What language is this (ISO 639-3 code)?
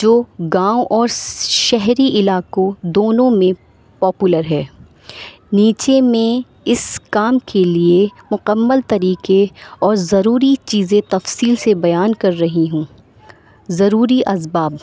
urd